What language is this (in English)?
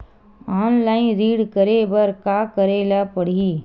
Chhattisgarhi